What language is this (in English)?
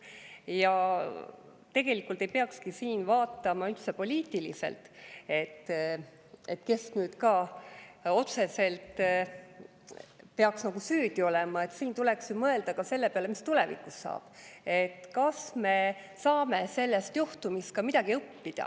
Estonian